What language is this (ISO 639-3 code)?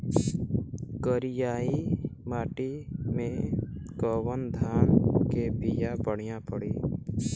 bho